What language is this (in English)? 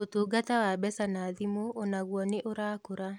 Kikuyu